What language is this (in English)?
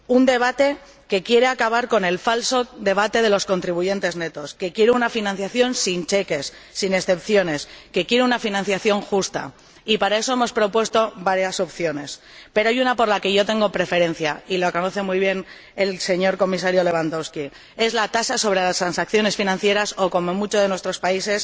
Spanish